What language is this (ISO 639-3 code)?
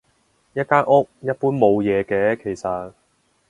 yue